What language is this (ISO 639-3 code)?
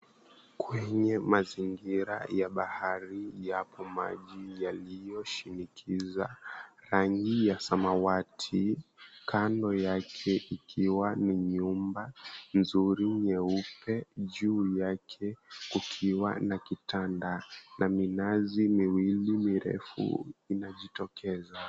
swa